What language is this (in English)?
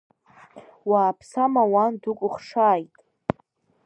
Abkhazian